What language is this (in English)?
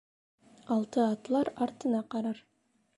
Bashkir